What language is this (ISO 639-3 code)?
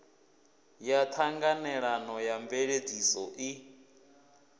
ven